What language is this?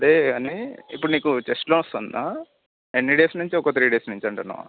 Telugu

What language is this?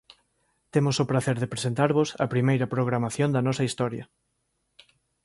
Galician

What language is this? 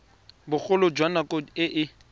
Tswana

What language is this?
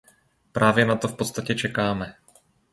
Czech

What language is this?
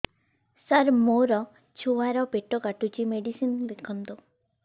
Odia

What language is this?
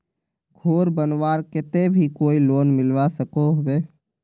Magahi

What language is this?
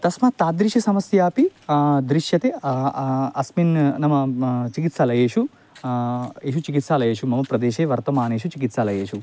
Sanskrit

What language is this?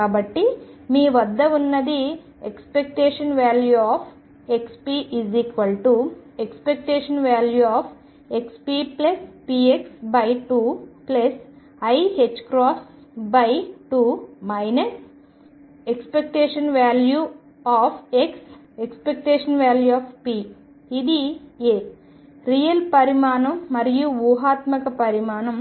Telugu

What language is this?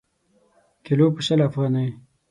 Pashto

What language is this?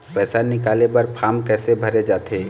Chhattisgarhi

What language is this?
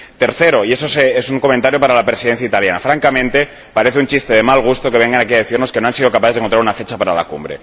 Spanish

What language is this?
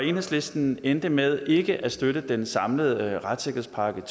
Danish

